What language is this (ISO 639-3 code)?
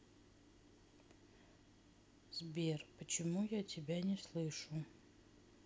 rus